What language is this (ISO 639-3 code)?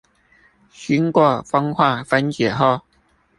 zho